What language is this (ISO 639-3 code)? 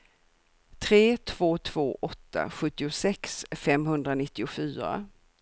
swe